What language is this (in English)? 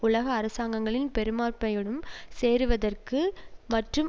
Tamil